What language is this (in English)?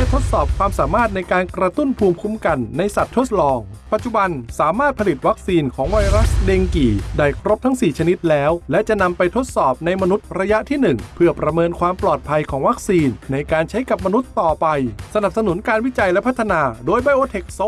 Thai